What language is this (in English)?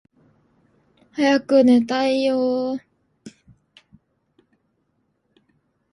Japanese